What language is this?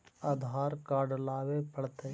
Magahi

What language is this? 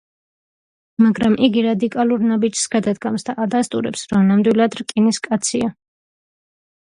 Georgian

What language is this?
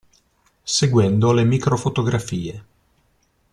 Italian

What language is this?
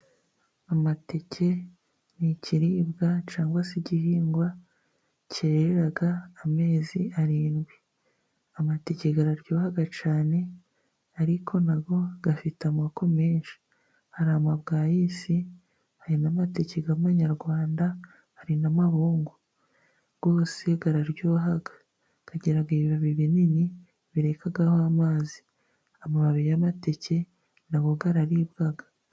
Kinyarwanda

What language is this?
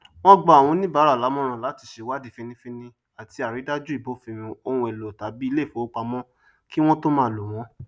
Yoruba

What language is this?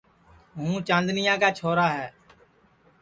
Sansi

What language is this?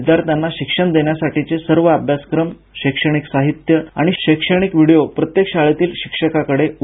Marathi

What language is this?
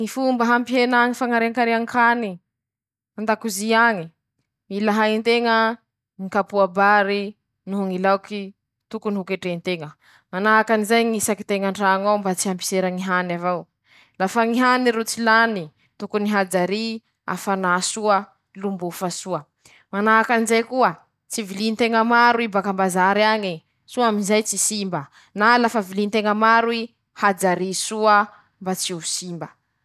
Masikoro Malagasy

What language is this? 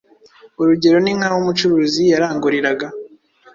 Kinyarwanda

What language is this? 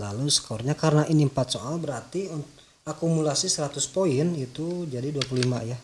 Indonesian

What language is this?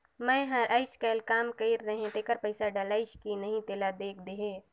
Chhattisgarhi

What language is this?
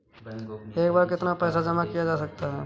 Hindi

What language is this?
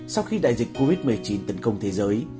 Vietnamese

